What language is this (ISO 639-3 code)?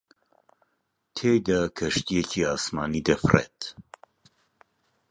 ckb